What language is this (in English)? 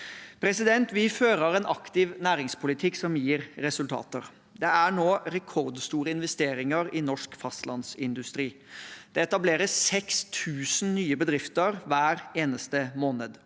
Norwegian